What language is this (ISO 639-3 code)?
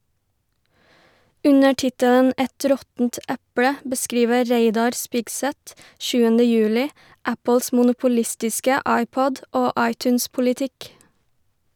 nor